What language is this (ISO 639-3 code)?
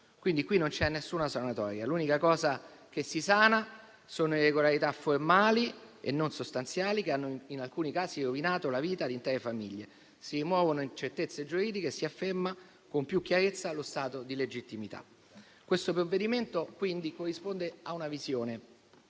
ita